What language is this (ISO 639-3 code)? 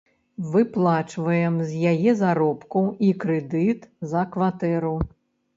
bel